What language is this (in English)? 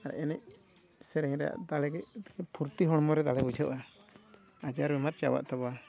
Santali